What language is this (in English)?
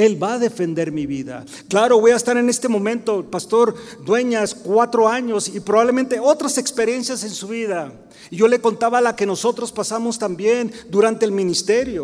Spanish